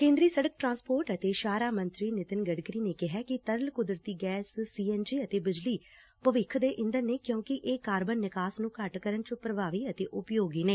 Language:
Punjabi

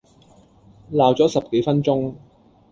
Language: Cantonese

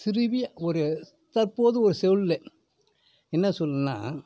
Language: Tamil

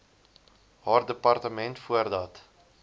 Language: Afrikaans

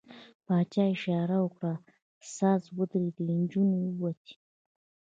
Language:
Pashto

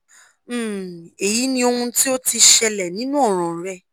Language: Yoruba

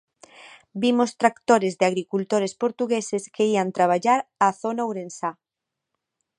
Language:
Galician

